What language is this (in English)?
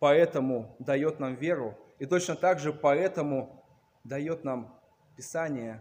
Russian